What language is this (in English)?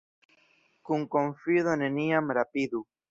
Esperanto